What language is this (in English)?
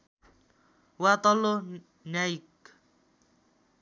Nepali